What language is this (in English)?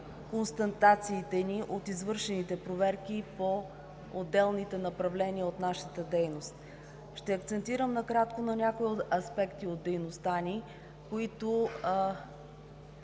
Bulgarian